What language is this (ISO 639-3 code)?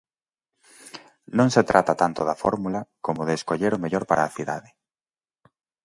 glg